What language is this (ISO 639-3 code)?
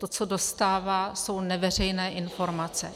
ces